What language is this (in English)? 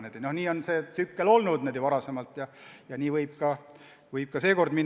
Estonian